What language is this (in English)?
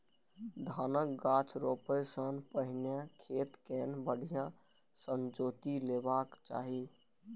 Maithili